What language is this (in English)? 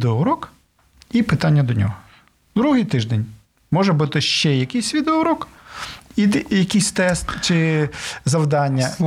Ukrainian